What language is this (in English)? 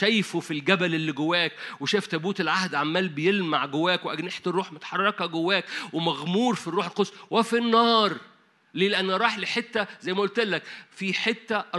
Arabic